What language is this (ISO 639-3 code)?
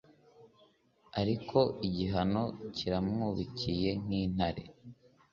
kin